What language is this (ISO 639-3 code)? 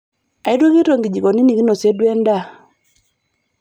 mas